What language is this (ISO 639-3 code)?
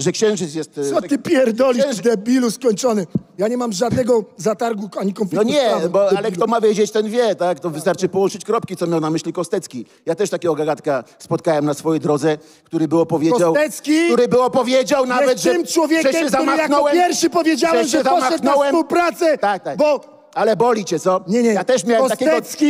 pol